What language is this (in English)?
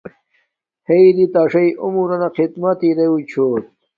Domaaki